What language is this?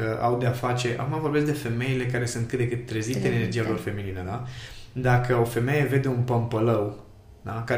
Romanian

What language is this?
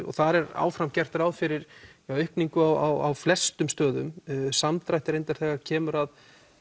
Icelandic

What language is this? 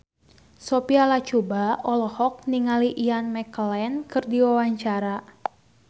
Sundanese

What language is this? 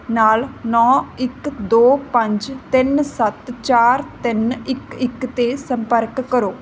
Punjabi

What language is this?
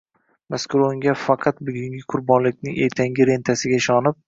Uzbek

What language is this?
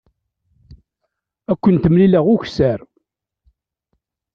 Kabyle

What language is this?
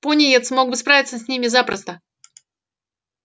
Russian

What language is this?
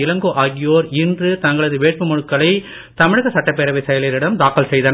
Tamil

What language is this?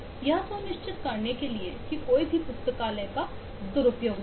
Hindi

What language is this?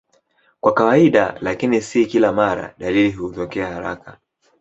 Swahili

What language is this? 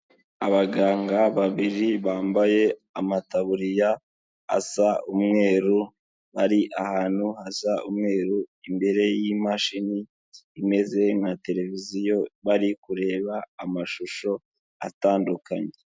Kinyarwanda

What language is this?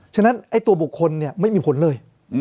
Thai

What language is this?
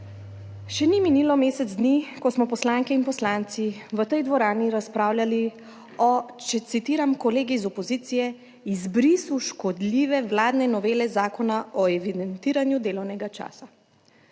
Slovenian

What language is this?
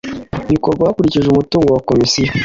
Kinyarwanda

